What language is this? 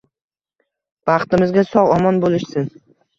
Uzbek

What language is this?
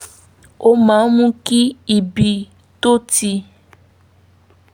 Yoruba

